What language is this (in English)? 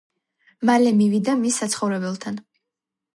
Georgian